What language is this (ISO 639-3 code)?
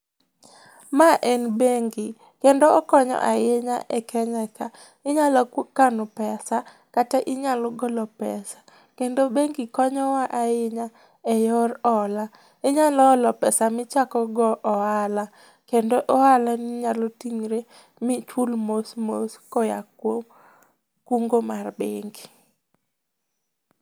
luo